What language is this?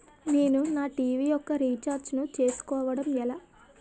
Telugu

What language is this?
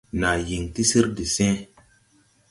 Tupuri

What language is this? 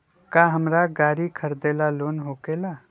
Magahi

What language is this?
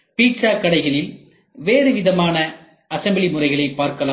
Tamil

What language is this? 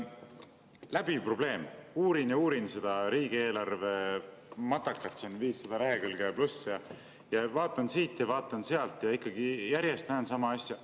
Estonian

